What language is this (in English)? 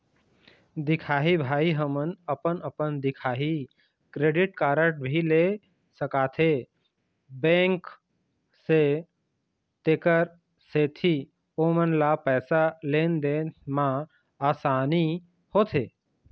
Chhattisgarhi